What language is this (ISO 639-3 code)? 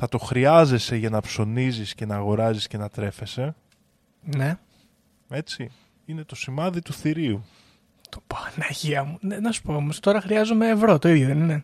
ell